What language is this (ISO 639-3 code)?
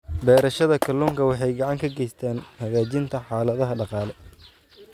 som